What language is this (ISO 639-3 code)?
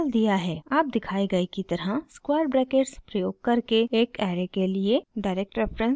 hin